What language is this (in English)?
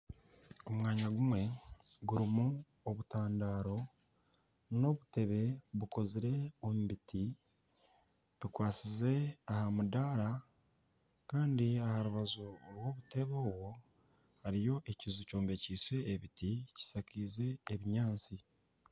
Nyankole